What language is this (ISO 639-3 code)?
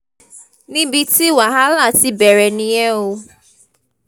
yor